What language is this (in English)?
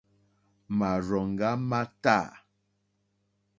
Mokpwe